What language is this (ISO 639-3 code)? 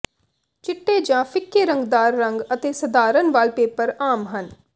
pan